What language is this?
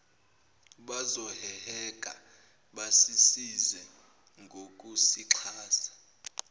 Zulu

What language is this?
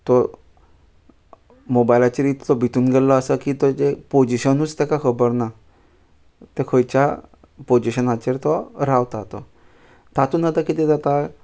Konkani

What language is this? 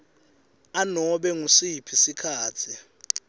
Swati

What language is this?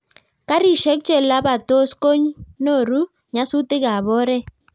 Kalenjin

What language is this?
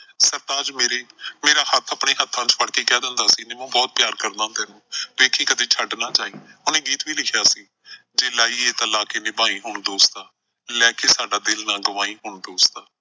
Punjabi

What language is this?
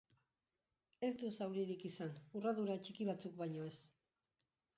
Basque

